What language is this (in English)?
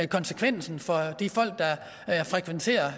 Danish